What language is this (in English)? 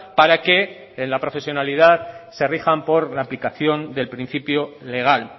Spanish